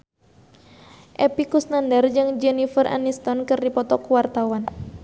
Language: Sundanese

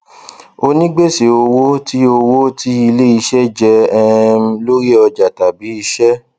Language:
Yoruba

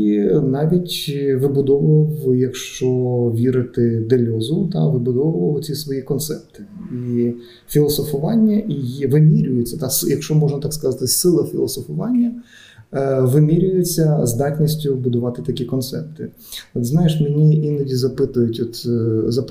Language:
Ukrainian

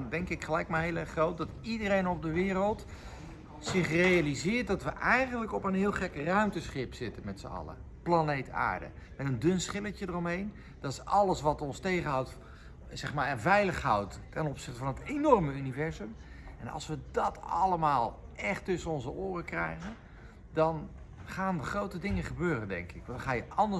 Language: Dutch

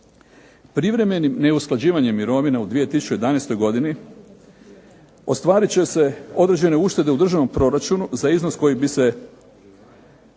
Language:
Croatian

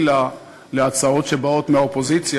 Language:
Hebrew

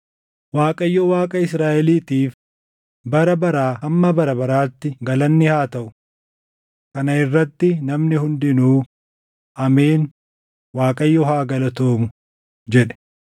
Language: Oromo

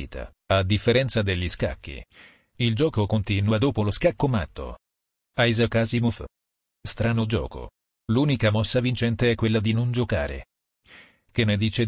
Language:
Italian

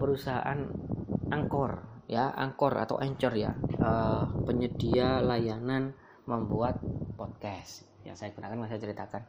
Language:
Indonesian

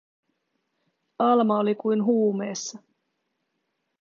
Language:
Finnish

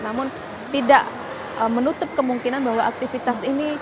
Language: Indonesian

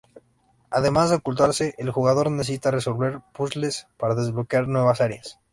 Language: Spanish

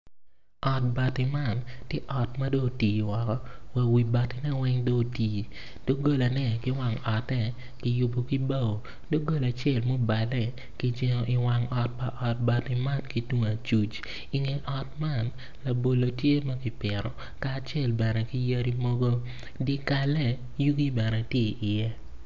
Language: Acoli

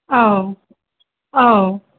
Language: Bodo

